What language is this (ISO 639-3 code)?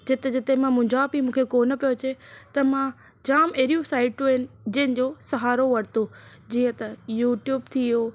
snd